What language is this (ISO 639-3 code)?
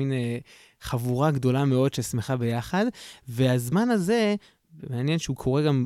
heb